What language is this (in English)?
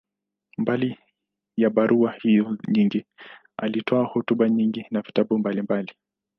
Swahili